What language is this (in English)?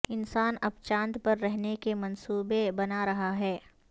Urdu